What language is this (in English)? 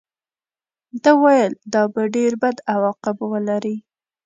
Pashto